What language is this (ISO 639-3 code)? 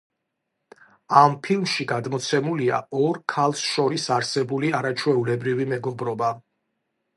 kat